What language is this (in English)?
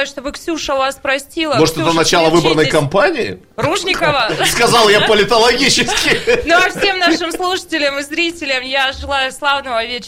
Russian